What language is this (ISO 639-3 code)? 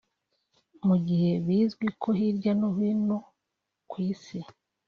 kin